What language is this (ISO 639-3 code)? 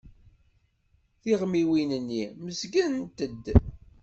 kab